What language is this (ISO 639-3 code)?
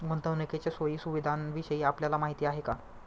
mar